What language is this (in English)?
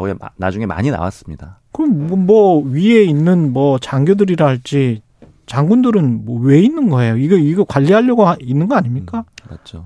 Korean